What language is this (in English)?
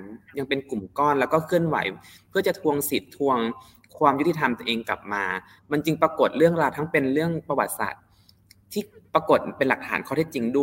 Thai